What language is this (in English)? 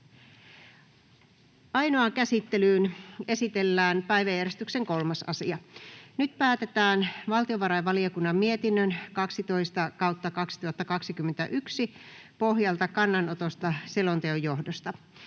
Finnish